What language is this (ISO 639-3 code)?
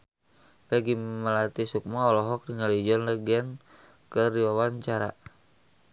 sun